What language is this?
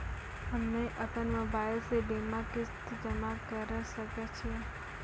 Maithili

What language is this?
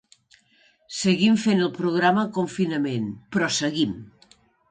Catalan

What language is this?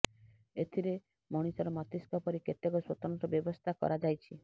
Odia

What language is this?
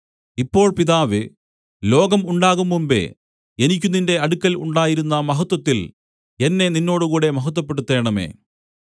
Malayalam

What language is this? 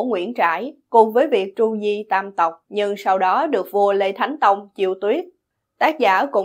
Vietnamese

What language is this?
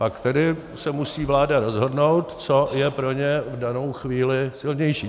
Czech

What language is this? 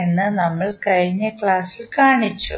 Malayalam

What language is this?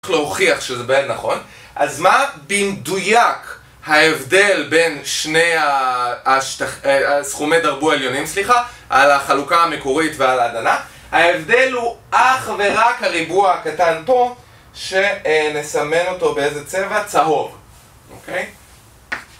Hebrew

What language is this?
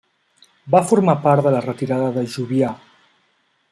Catalan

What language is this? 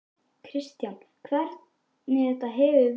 Icelandic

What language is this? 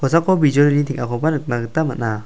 Garo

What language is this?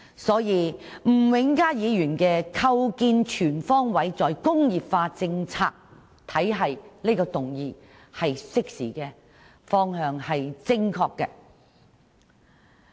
Cantonese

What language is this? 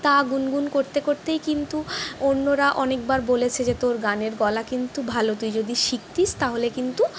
Bangla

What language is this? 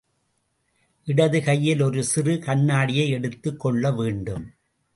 Tamil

